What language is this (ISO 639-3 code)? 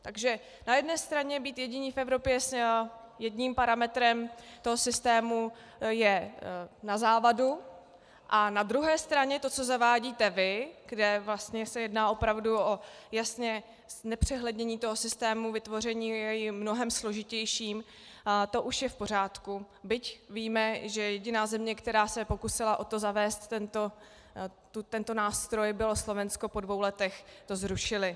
ces